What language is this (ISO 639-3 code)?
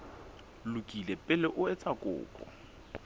sot